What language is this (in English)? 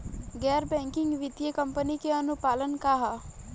Bhojpuri